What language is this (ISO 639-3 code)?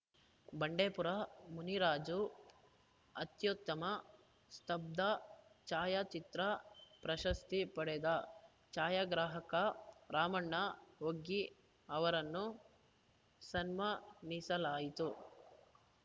kan